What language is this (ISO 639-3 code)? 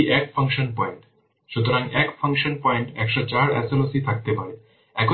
ben